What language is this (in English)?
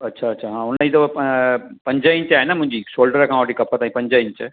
Sindhi